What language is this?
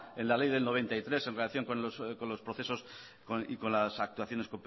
Spanish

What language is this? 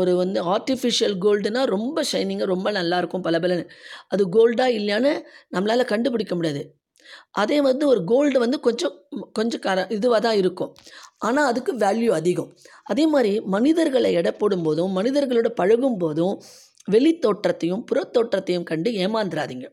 Tamil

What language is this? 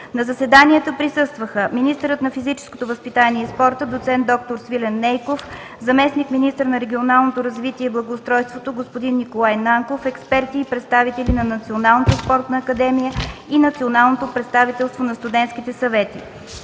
Bulgarian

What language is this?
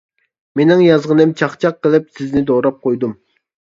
Uyghur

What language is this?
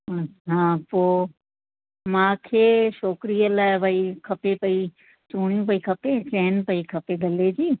Sindhi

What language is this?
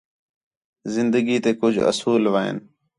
Khetrani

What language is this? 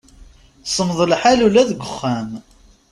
Kabyle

